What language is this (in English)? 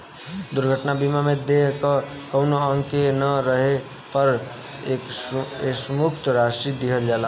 Bhojpuri